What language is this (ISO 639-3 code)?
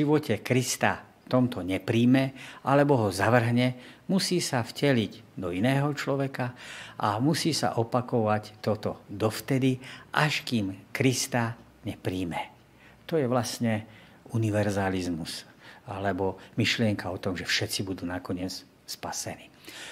slk